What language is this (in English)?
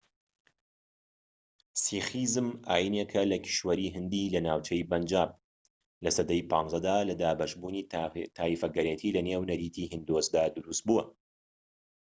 Central Kurdish